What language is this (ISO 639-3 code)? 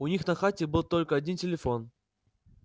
rus